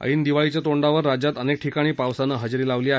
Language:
Marathi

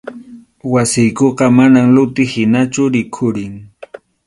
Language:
Arequipa-La Unión Quechua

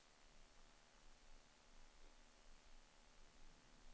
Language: Swedish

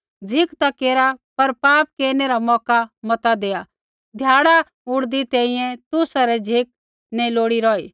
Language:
Kullu Pahari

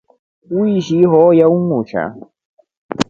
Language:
Rombo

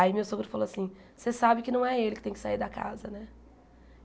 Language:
Portuguese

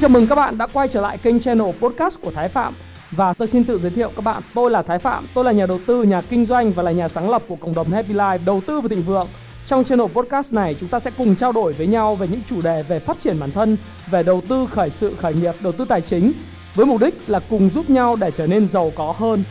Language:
Vietnamese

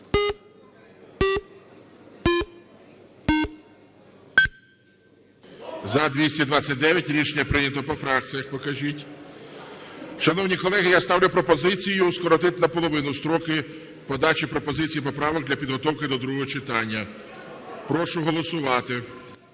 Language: Ukrainian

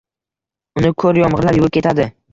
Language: Uzbek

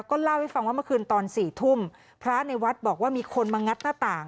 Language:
Thai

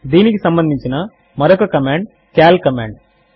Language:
Telugu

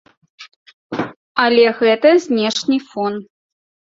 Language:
Belarusian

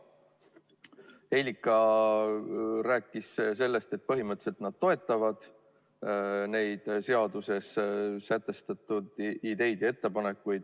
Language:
Estonian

